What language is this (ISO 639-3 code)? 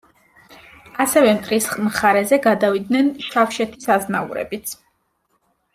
kat